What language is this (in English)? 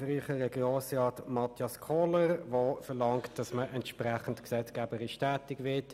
Swiss German